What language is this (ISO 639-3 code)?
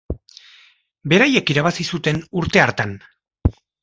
eus